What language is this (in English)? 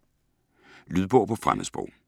Danish